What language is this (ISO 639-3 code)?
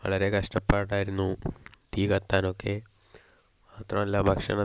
mal